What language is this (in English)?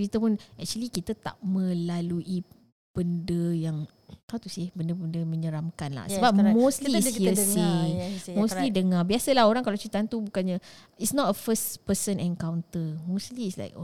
Malay